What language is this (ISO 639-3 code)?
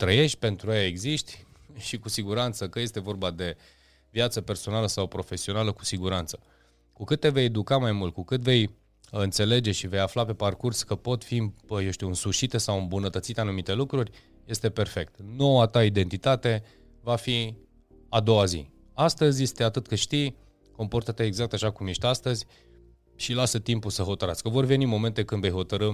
ron